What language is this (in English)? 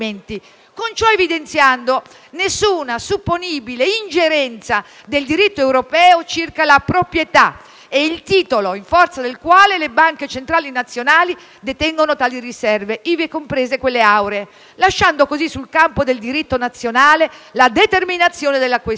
Italian